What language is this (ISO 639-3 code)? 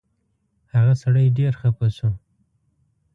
pus